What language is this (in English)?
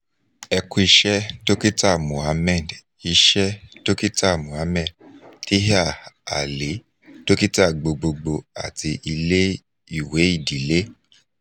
Yoruba